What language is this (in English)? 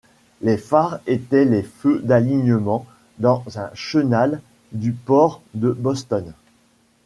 French